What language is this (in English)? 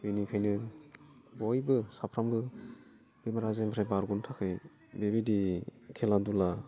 Bodo